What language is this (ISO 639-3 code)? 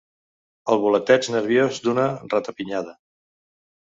cat